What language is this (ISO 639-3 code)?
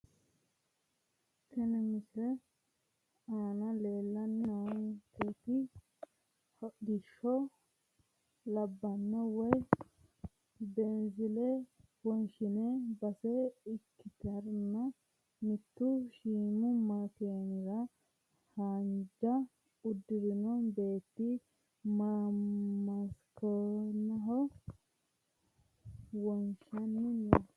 sid